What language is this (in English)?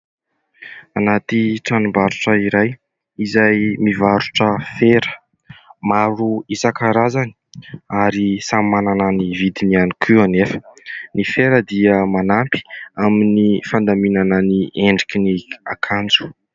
Malagasy